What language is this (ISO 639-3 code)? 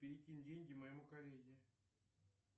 rus